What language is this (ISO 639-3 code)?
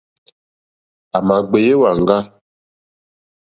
bri